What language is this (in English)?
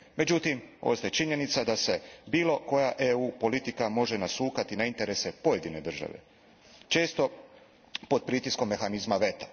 Croatian